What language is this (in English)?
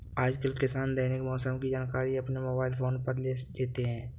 Hindi